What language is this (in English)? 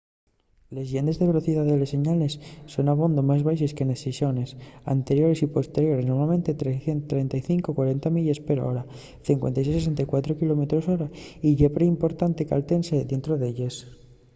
Asturian